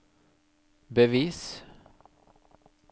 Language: Norwegian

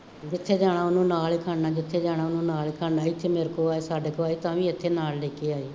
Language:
Punjabi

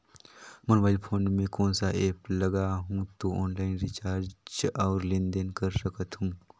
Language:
Chhattisgarhi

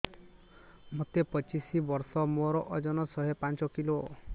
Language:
Odia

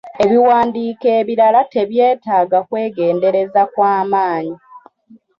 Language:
Ganda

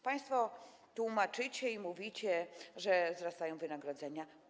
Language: Polish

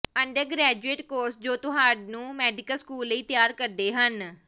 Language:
Punjabi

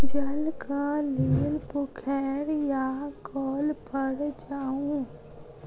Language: Maithili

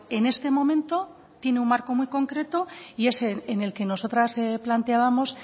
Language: Spanish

